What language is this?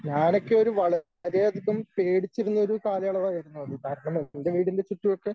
Malayalam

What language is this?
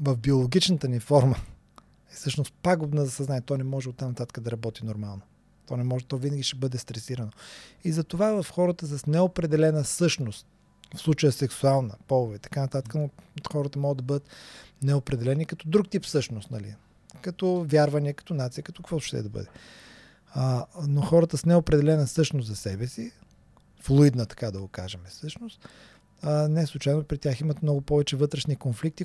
Bulgarian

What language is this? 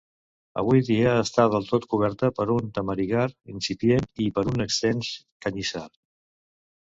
Catalan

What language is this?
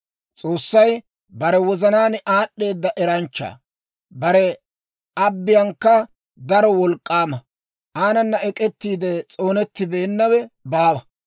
Dawro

